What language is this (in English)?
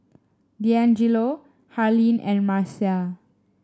English